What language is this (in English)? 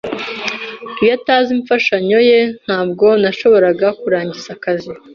Kinyarwanda